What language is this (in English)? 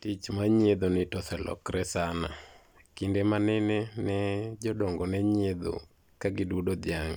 Luo (Kenya and Tanzania)